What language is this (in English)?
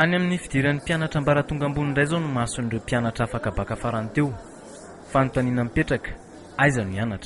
Romanian